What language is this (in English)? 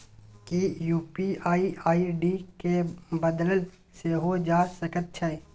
Maithili